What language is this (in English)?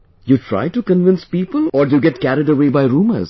English